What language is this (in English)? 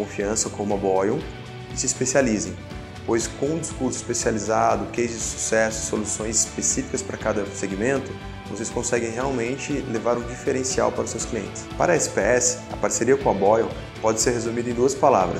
Portuguese